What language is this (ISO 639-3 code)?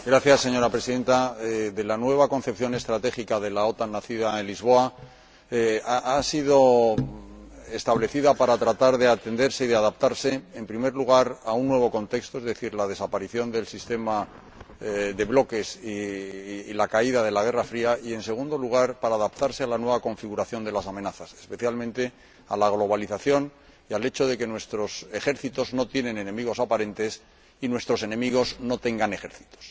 spa